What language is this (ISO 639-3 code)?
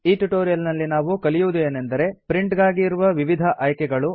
kan